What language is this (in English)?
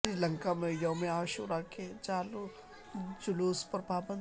Urdu